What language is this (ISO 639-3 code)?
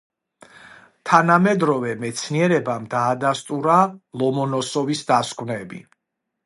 kat